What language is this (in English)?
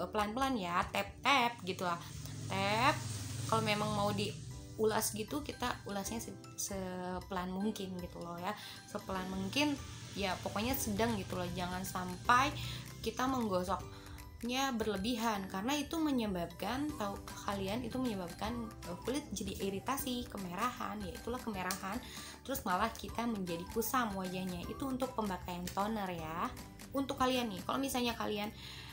Indonesian